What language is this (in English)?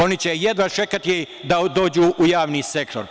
Serbian